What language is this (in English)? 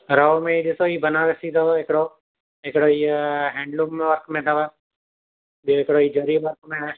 Sindhi